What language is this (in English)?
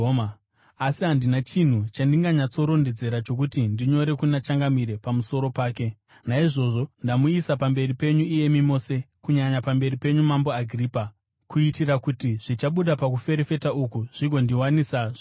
Shona